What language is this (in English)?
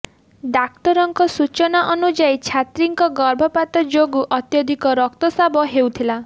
Odia